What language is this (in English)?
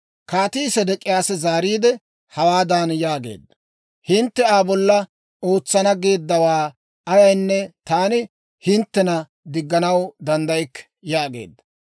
Dawro